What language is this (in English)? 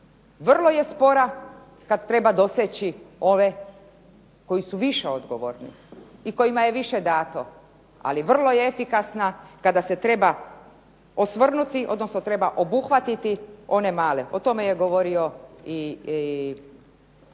Croatian